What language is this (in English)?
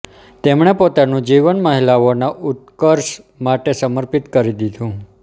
Gujarati